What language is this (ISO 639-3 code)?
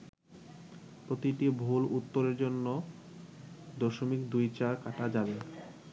ben